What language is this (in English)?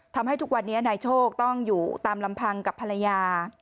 Thai